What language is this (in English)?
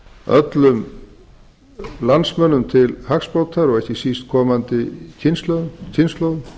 Icelandic